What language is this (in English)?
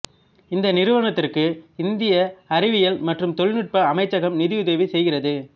Tamil